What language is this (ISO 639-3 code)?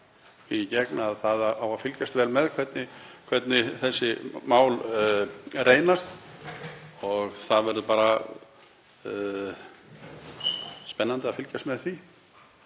isl